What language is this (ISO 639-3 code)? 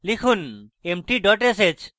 ben